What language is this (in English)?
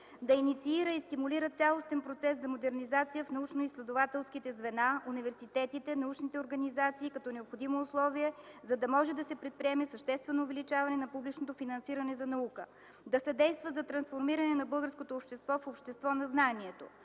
Bulgarian